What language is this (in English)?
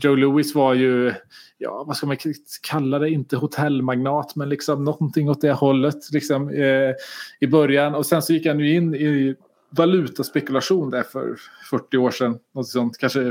Swedish